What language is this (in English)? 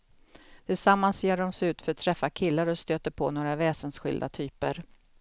Swedish